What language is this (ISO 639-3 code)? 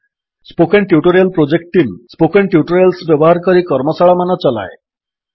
ori